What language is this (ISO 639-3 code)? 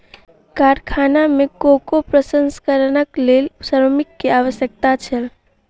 mai